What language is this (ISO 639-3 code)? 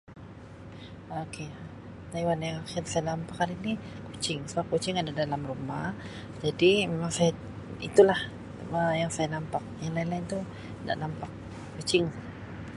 msi